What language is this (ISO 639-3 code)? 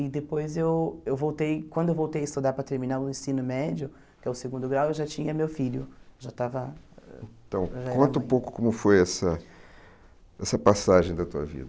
por